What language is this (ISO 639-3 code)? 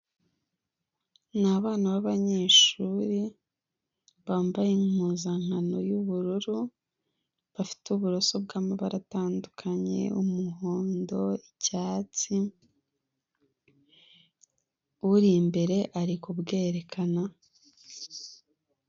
kin